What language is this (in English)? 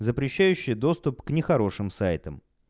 Russian